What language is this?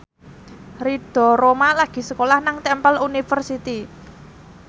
Javanese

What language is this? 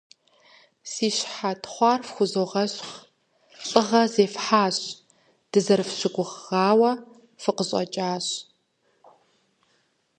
Kabardian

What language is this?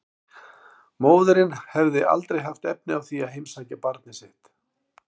Icelandic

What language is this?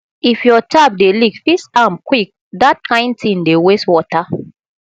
Nigerian Pidgin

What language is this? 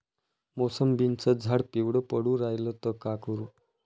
Marathi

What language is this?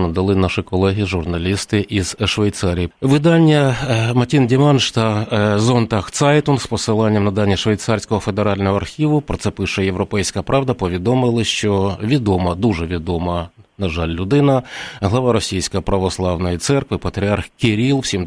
Ukrainian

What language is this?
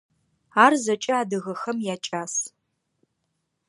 Adyghe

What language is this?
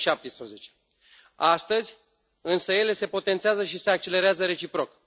Romanian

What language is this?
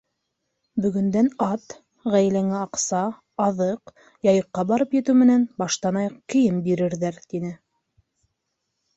Bashkir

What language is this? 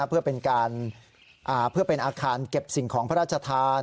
Thai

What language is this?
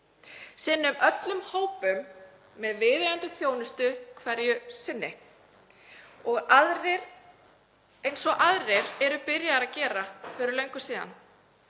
Icelandic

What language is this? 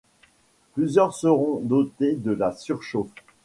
French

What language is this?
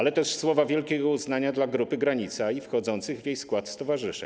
Polish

